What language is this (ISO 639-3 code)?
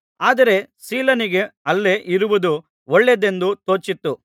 kan